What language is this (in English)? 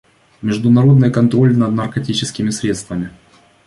Russian